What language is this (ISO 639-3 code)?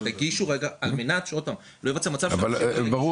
heb